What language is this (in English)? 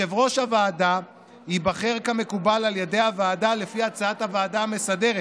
Hebrew